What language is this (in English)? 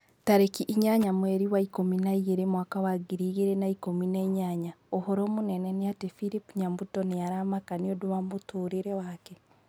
Kikuyu